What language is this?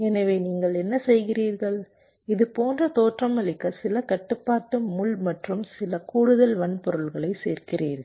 Tamil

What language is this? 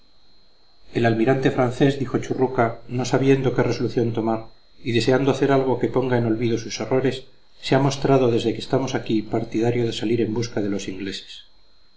Spanish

